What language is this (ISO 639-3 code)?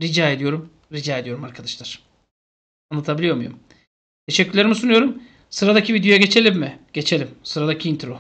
tur